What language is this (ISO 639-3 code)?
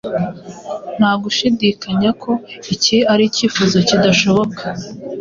kin